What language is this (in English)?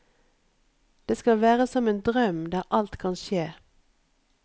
Norwegian